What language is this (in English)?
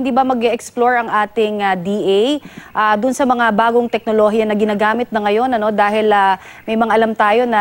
Filipino